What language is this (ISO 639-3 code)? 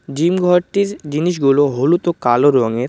ben